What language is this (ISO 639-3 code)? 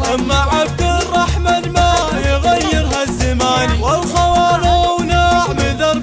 ara